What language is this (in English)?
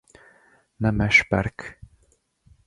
Hungarian